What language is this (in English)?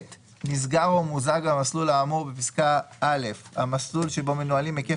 Hebrew